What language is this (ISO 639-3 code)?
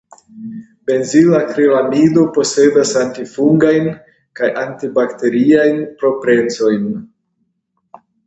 epo